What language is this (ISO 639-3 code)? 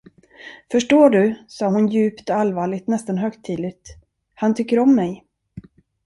swe